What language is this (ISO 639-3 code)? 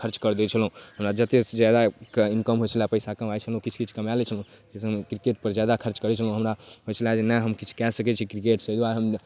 mai